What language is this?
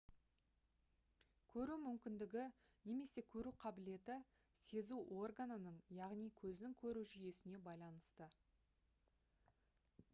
Kazakh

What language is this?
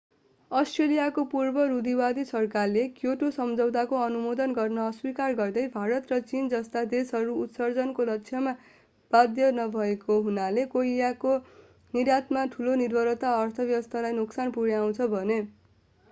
Nepali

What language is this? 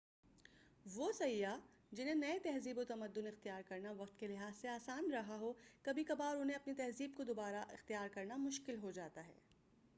Urdu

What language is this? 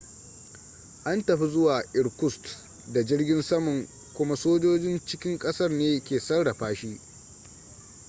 Hausa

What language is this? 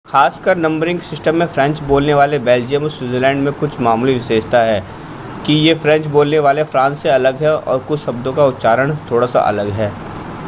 Hindi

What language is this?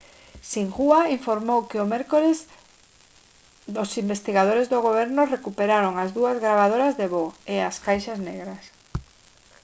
Galician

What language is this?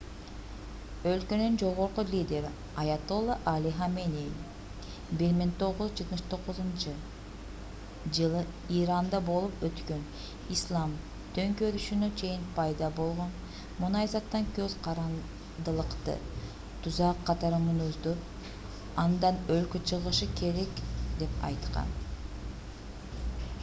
Kyrgyz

